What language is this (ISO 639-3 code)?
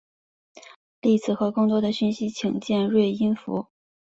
zho